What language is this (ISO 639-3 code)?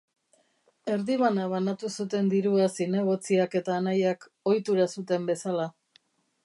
eus